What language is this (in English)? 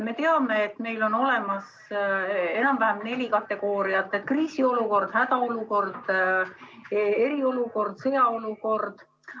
Estonian